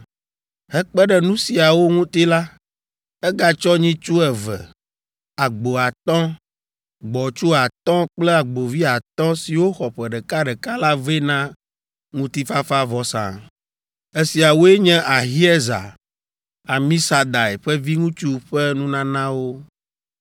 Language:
Ewe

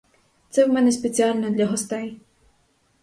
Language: Ukrainian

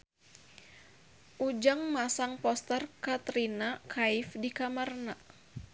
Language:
Sundanese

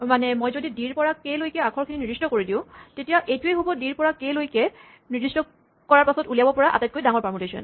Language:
Assamese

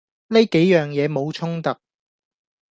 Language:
Cantonese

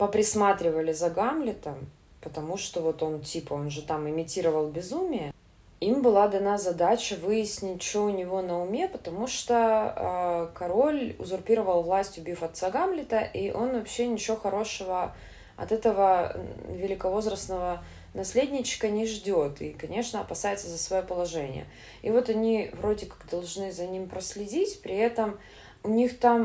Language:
Russian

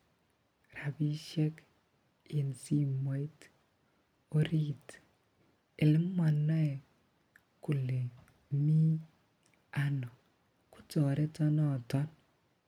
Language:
Kalenjin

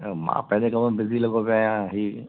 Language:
Sindhi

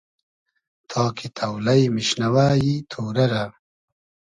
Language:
Hazaragi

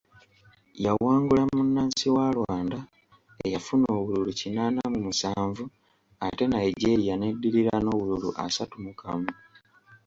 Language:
Ganda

